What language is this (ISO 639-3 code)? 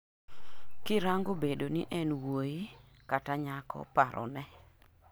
luo